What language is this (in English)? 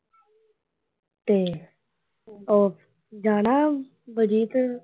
Punjabi